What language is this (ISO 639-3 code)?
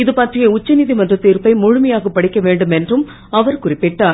tam